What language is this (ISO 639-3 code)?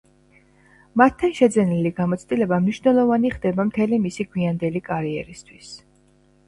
kat